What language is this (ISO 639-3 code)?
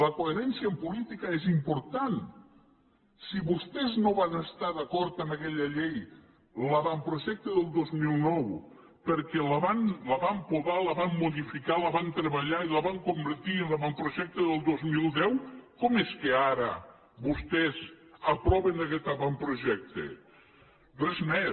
cat